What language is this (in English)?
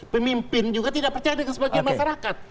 Indonesian